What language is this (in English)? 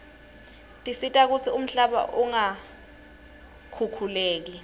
Swati